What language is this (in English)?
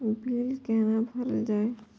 Maithili